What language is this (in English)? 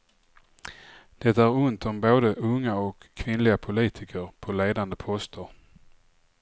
Swedish